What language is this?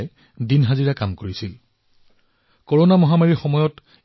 Assamese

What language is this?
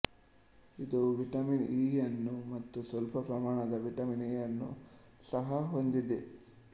Kannada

